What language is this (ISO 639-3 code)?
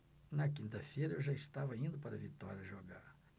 por